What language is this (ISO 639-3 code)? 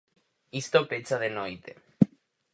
glg